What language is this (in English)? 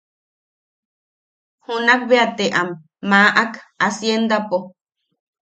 Yaqui